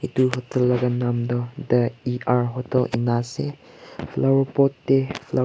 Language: Naga Pidgin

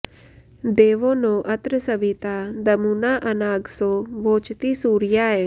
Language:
Sanskrit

